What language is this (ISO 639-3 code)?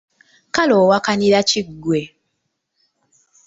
lug